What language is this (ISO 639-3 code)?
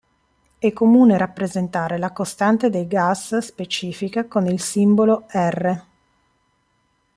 ita